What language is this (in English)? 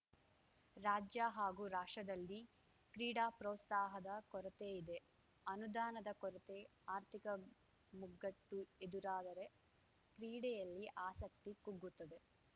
Kannada